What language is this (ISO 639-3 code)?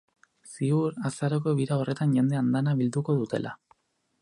eus